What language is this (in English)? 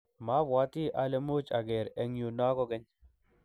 Kalenjin